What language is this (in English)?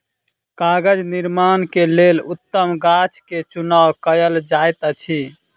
Maithili